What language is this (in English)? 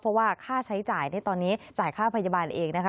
Thai